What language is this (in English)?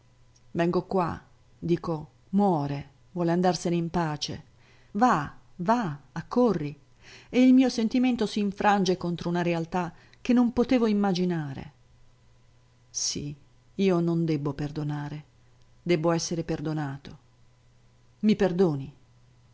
Italian